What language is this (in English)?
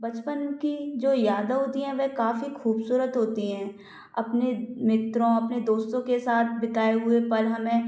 Hindi